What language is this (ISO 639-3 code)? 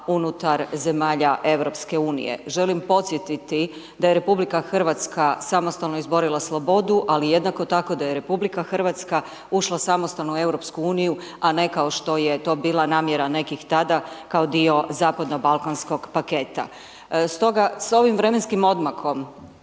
hrv